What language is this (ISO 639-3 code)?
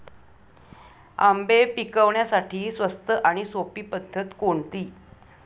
mar